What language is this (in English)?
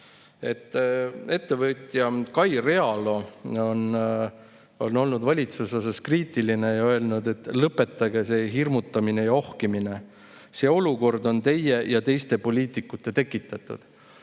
Estonian